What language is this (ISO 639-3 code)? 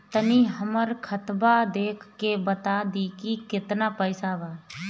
bho